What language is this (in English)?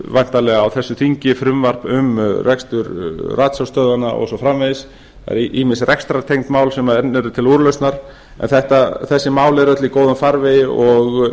Icelandic